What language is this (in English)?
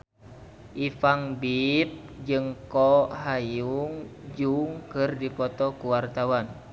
Sundanese